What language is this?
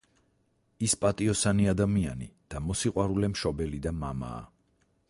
Georgian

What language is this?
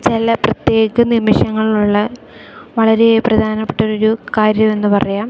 Malayalam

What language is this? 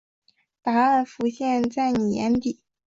Chinese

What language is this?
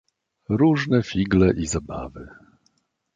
Polish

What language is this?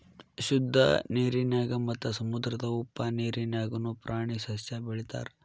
Kannada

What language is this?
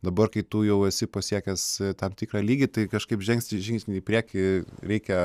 Lithuanian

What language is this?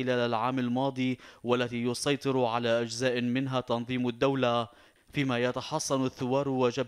Arabic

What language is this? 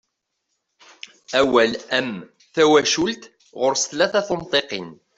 Kabyle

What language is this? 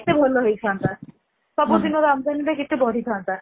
Odia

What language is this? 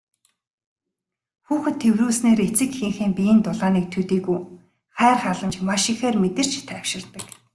Mongolian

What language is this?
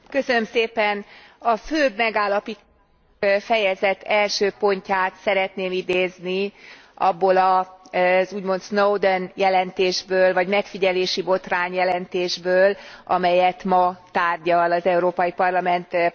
Hungarian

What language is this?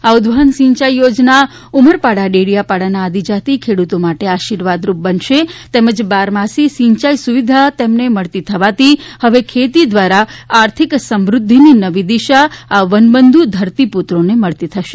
Gujarati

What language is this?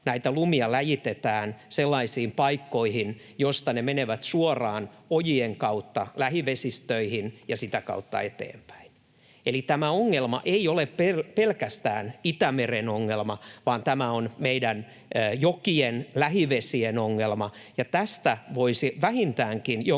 Finnish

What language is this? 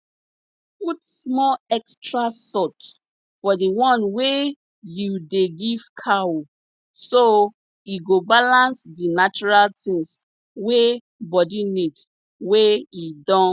Nigerian Pidgin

